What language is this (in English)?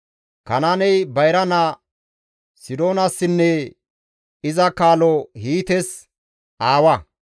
Gamo